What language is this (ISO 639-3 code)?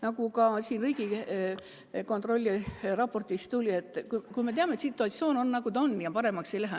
est